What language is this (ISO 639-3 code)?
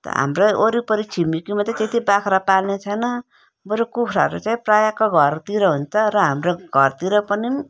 nep